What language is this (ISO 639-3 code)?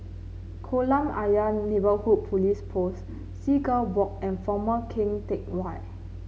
eng